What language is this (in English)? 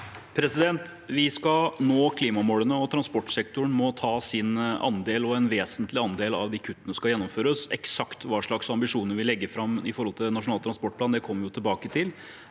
Norwegian